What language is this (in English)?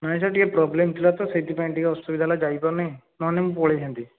Odia